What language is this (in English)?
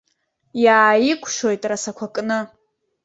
Abkhazian